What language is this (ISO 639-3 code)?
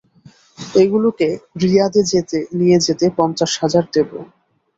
ben